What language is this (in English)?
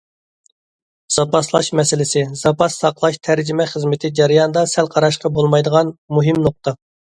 Uyghur